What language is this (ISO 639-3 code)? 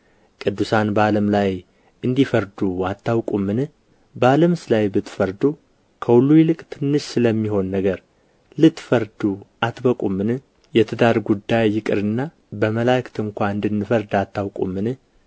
amh